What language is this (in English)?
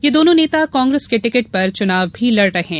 Hindi